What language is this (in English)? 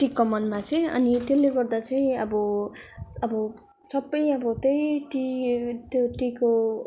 Nepali